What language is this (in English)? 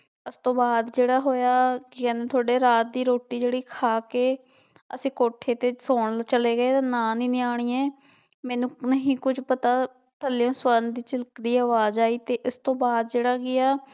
Punjabi